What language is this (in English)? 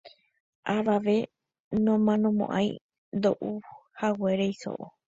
Guarani